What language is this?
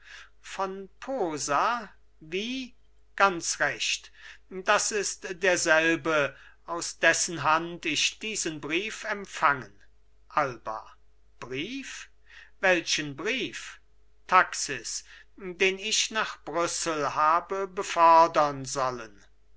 German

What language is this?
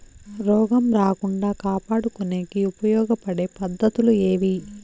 Telugu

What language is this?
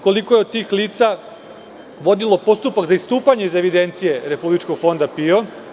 Serbian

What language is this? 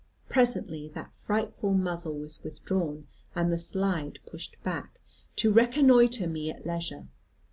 English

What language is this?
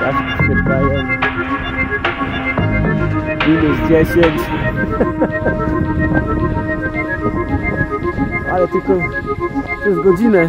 Polish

